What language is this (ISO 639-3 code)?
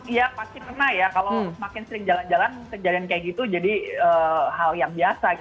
ind